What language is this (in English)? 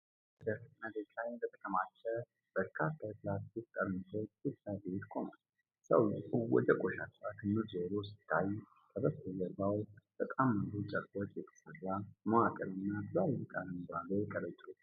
Amharic